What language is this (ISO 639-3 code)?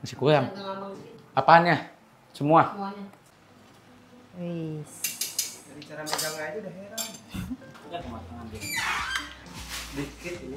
ind